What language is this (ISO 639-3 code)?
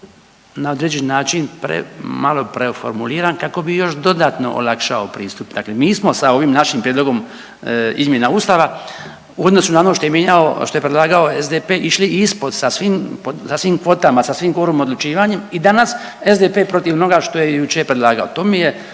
hrv